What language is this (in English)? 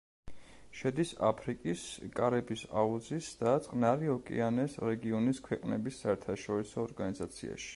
Georgian